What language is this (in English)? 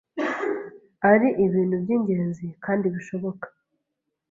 Kinyarwanda